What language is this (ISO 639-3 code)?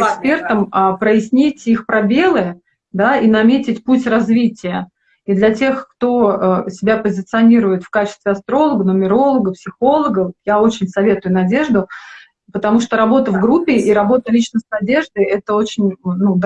rus